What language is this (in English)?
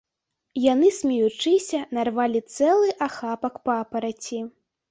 Belarusian